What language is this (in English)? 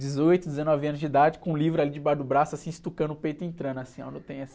Portuguese